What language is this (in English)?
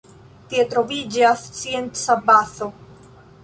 Esperanto